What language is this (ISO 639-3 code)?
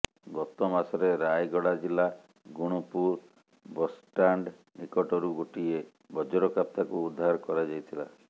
ori